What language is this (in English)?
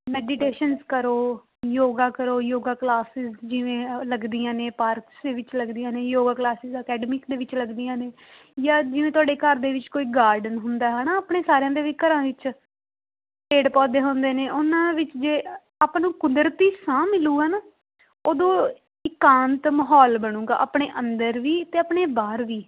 Punjabi